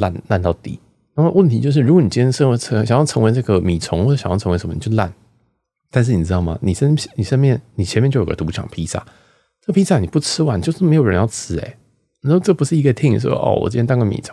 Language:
Chinese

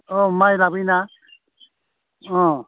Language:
Bodo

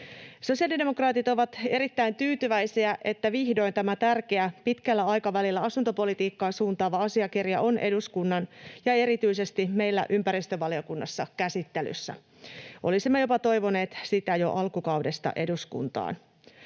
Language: Finnish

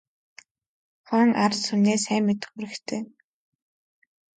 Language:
Mongolian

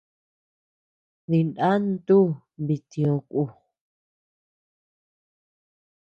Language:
Tepeuxila Cuicatec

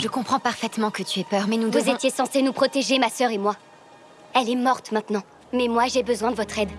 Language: French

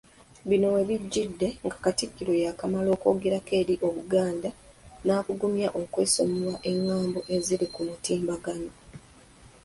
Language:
Ganda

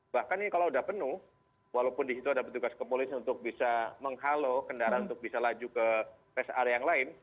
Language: Indonesian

